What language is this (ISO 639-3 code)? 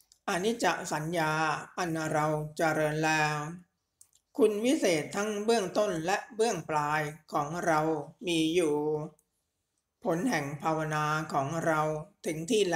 tha